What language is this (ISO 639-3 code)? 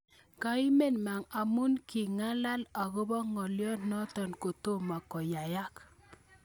kln